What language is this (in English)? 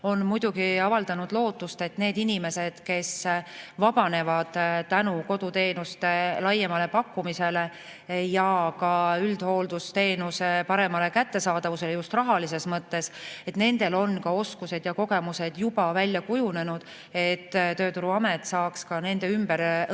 Estonian